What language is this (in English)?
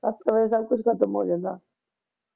Punjabi